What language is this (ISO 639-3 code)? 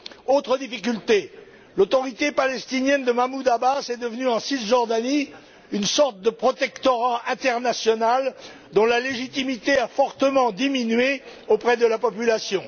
fra